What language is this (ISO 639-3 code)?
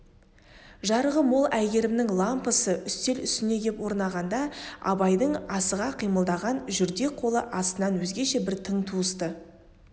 kaz